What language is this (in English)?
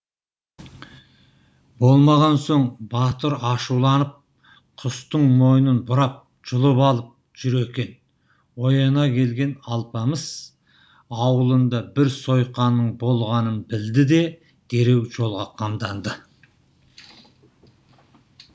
Kazakh